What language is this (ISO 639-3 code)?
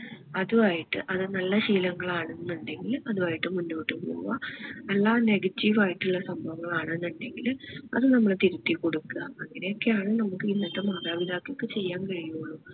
mal